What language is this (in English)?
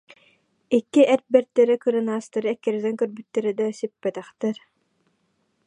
Yakut